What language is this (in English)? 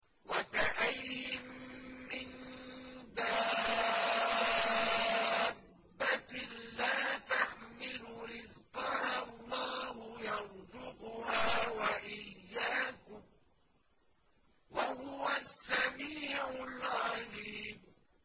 Arabic